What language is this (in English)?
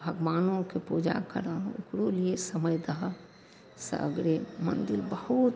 Maithili